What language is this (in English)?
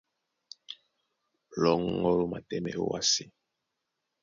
Duala